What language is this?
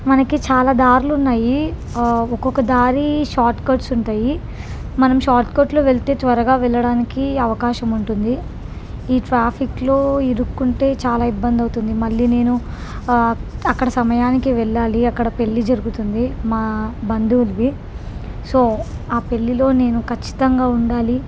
Telugu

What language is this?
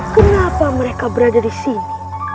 Indonesian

